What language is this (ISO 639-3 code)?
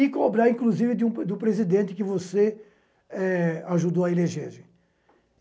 por